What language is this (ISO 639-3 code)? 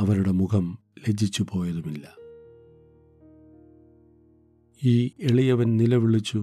mal